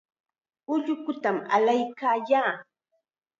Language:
Chiquián Ancash Quechua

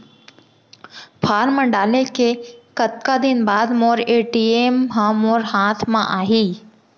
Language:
Chhattisgarhi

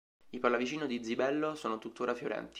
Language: Italian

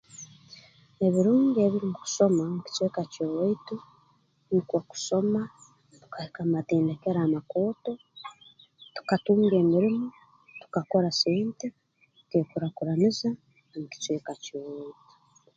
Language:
Tooro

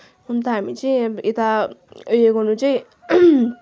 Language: Nepali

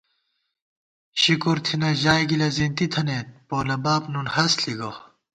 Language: Gawar-Bati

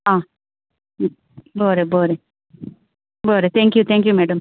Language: Konkani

